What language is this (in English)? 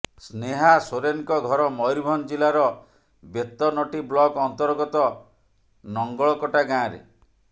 Odia